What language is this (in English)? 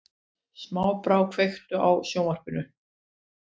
Icelandic